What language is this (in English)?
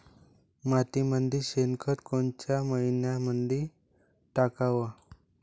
Marathi